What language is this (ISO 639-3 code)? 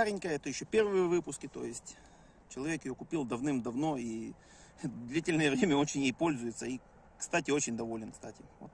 rus